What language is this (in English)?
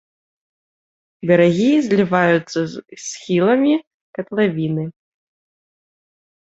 Belarusian